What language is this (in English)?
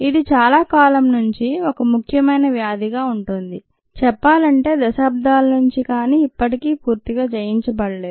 Telugu